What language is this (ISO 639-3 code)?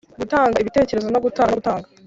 kin